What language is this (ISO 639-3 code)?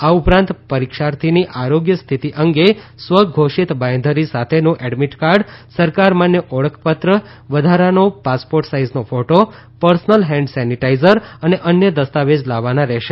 guj